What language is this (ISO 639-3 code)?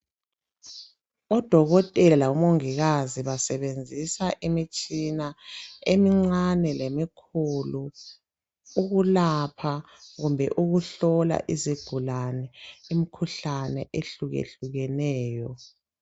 nde